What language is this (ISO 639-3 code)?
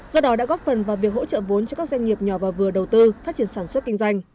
vie